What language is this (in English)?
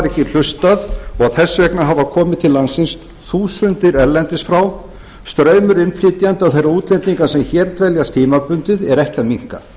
Icelandic